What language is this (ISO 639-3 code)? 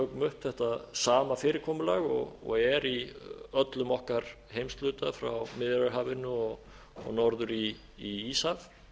isl